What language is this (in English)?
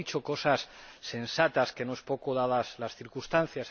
Spanish